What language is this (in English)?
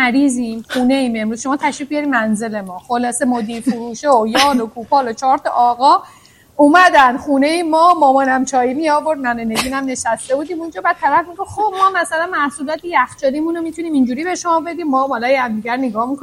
Persian